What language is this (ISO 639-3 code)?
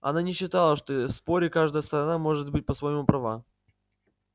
rus